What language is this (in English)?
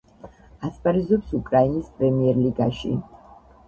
Georgian